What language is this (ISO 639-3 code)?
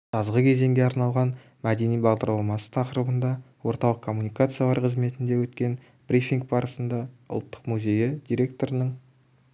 kaz